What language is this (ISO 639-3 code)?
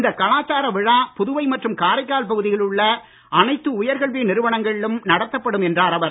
tam